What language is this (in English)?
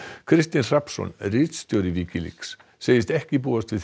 Icelandic